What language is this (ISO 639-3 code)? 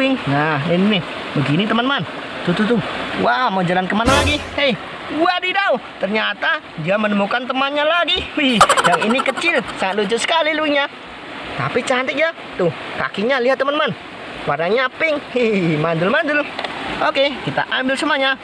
ind